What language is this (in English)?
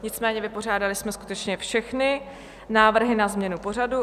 Czech